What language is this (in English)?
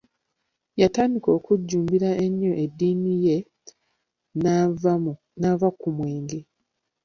Ganda